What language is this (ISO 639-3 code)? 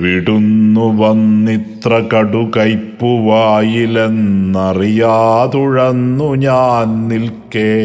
mal